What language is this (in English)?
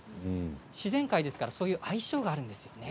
Japanese